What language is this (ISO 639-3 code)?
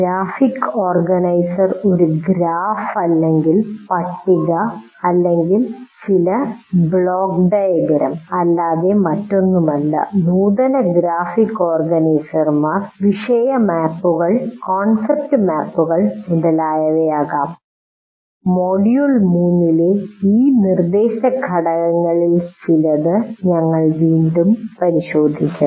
mal